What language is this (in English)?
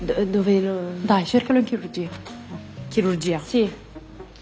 Japanese